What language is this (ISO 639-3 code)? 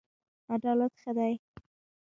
pus